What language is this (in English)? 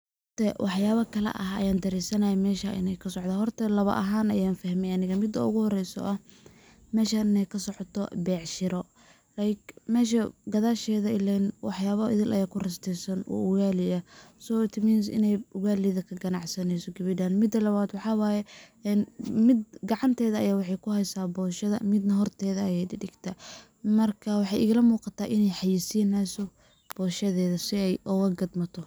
Somali